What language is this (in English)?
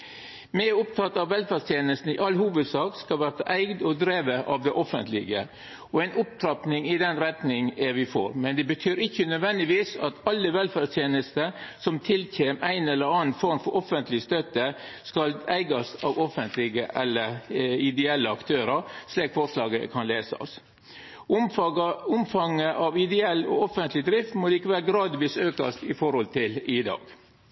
Norwegian Nynorsk